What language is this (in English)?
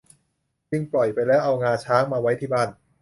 Thai